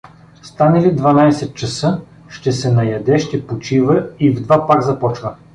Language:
Bulgarian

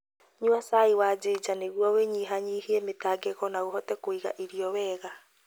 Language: Kikuyu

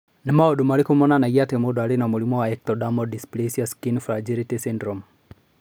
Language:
Kikuyu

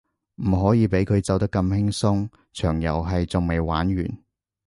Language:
Cantonese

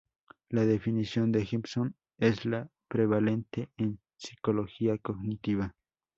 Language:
Spanish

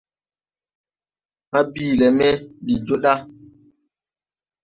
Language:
Tupuri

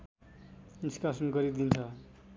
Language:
Nepali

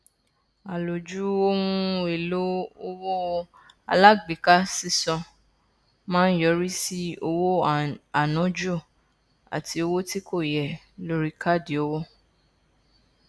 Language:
Yoruba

